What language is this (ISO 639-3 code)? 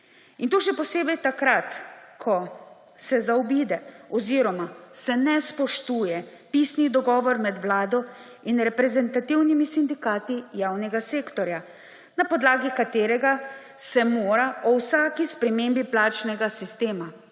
slv